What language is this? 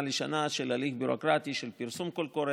Hebrew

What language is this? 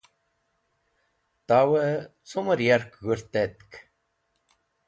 Wakhi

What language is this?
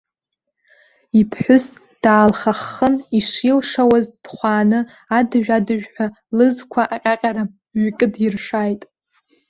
Abkhazian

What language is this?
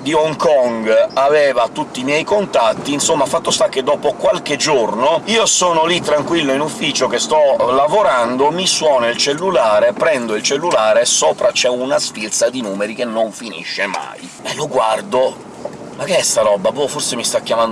Italian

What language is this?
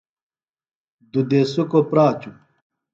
Phalura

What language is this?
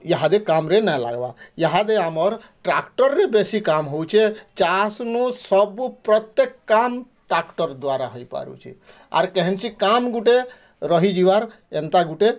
Odia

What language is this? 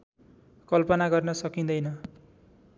Nepali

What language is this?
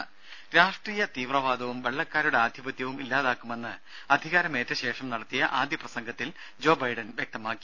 Malayalam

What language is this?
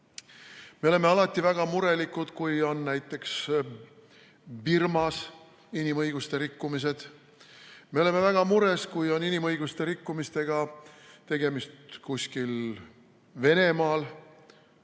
Estonian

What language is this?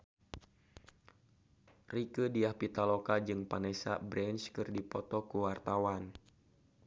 Sundanese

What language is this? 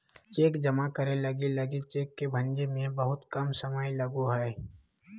Magahi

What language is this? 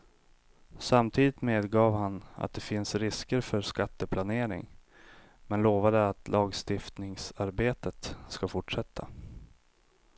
Swedish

